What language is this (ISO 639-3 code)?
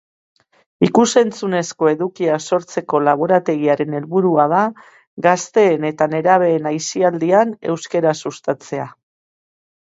eus